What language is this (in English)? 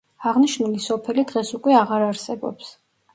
Georgian